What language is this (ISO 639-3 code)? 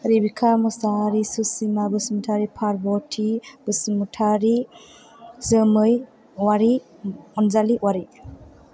brx